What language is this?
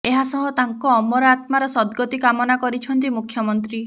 Odia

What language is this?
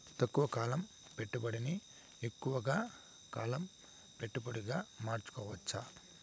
Telugu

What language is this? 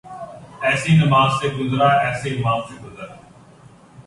Urdu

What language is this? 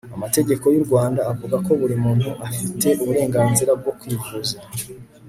Kinyarwanda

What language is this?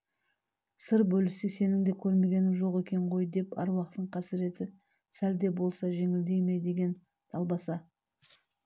Kazakh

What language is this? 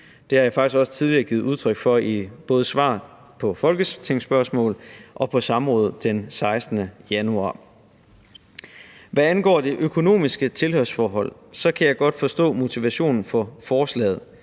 Danish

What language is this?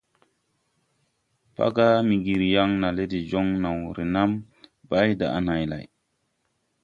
Tupuri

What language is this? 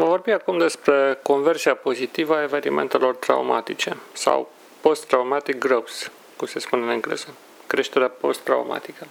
Romanian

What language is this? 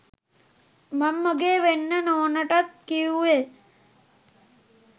Sinhala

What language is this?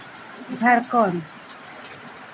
Santali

